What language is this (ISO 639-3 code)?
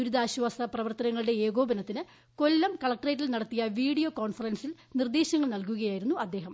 mal